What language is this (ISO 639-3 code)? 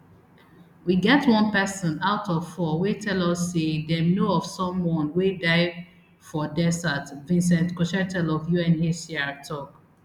pcm